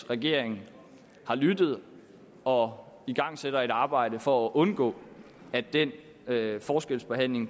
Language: Danish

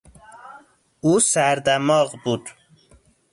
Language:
Persian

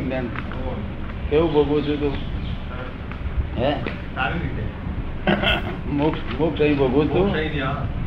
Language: Gujarati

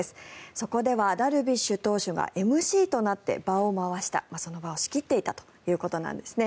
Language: Japanese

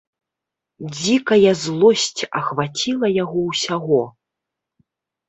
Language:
Belarusian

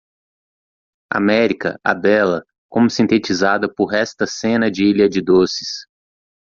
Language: Portuguese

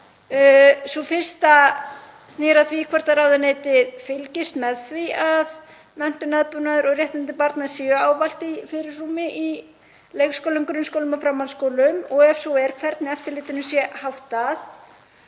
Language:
Icelandic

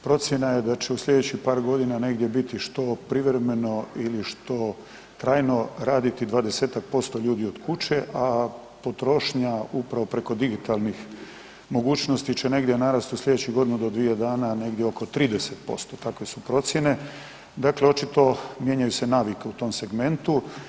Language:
Croatian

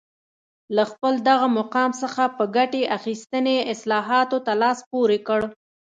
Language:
Pashto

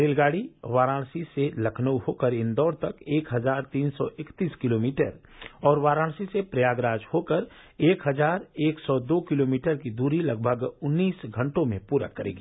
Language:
Hindi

